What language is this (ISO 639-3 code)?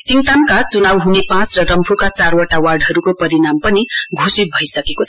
nep